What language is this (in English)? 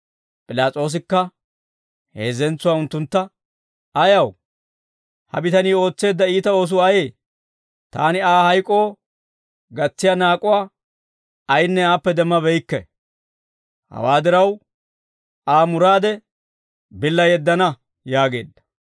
Dawro